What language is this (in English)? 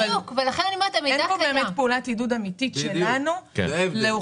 Hebrew